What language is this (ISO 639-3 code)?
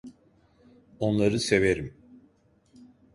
tur